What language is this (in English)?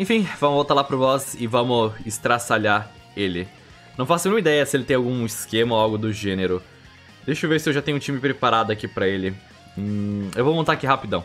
Portuguese